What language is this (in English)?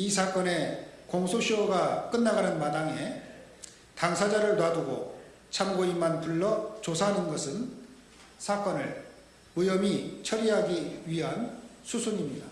Korean